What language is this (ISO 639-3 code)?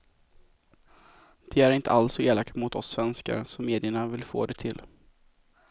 swe